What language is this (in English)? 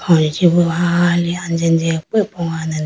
Idu-Mishmi